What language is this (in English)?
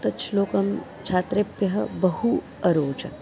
Sanskrit